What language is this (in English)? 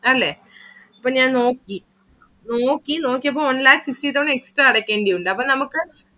Malayalam